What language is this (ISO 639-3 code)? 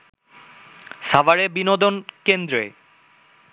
ben